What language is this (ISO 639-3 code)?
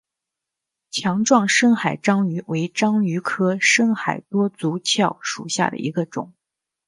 zho